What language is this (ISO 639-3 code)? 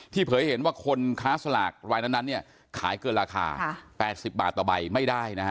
tha